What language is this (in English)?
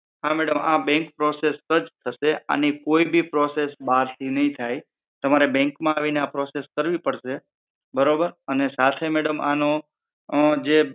Gujarati